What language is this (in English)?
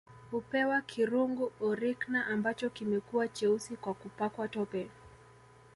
Swahili